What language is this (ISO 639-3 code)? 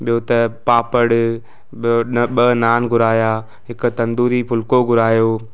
snd